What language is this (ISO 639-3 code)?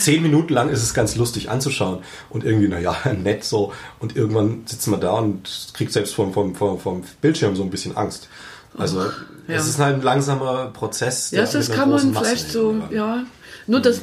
deu